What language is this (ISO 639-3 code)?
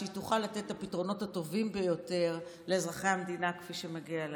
heb